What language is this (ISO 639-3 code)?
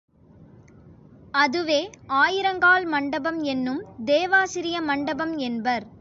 tam